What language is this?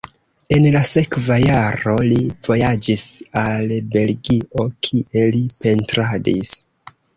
Esperanto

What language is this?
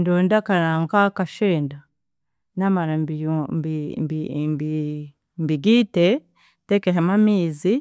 Chiga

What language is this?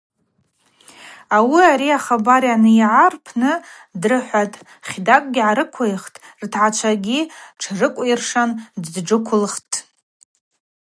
Abaza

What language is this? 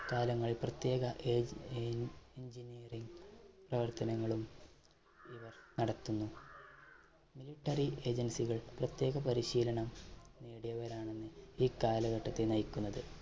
Malayalam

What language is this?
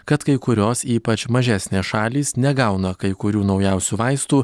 Lithuanian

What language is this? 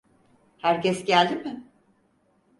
Turkish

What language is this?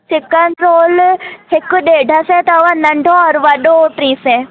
Sindhi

